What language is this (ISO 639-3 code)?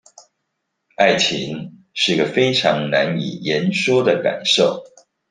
zho